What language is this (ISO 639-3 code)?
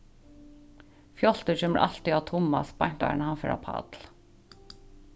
fao